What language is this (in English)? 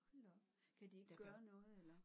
Danish